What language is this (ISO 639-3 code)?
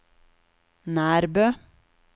nor